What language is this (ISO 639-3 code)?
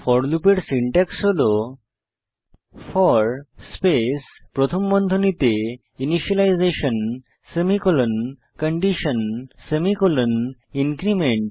ben